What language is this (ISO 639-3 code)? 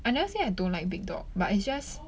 eng